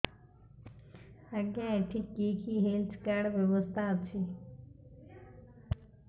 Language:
Odia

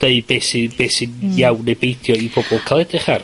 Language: Welsh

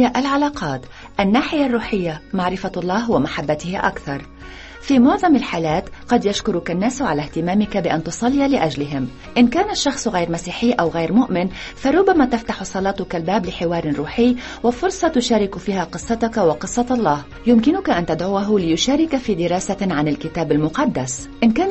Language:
Arabic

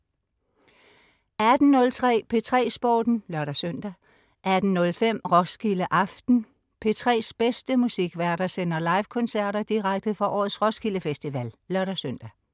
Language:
Danish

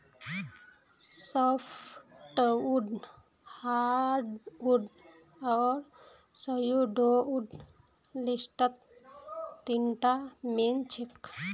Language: Magahi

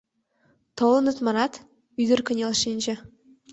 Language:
Mari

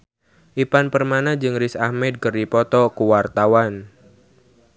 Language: Sundanese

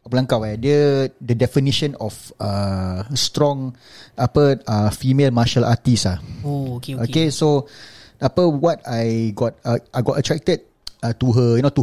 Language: Malay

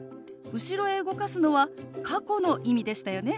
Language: Japanese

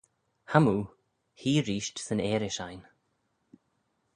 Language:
Manx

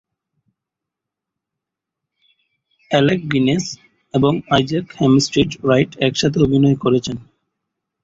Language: Bangla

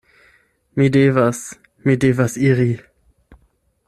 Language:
Esperanto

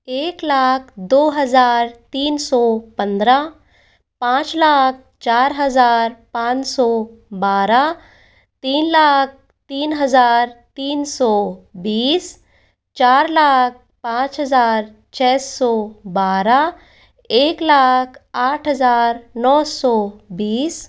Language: Hindi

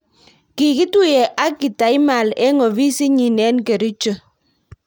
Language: Kalenjin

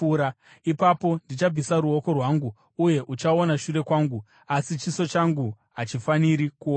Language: Shona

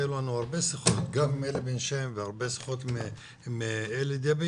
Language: Hebrew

